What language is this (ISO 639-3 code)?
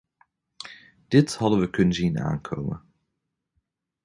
nld